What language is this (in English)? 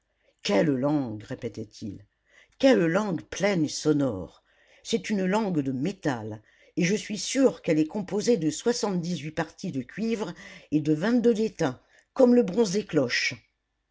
French